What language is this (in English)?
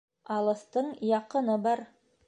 Bashkir